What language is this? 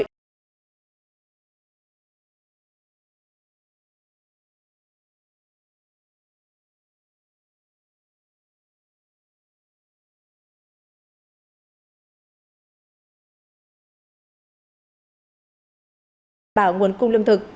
Vietnamese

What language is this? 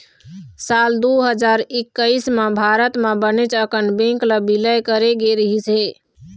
Chhattisgarhi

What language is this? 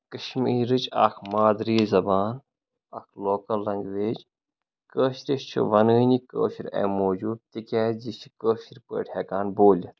Kashmiri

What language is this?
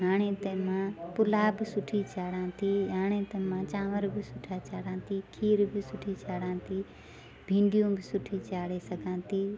Sindhi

